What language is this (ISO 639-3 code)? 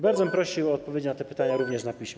pol